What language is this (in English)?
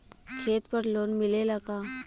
Bhojpuri